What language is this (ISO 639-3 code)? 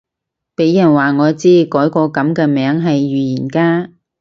yue